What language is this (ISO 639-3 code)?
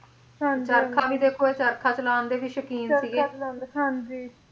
pan